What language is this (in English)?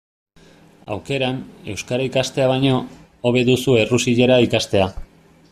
Basque